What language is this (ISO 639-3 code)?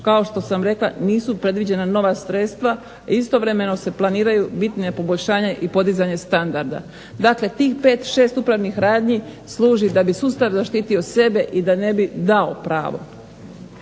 hrv